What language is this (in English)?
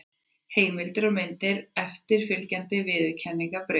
Icelandic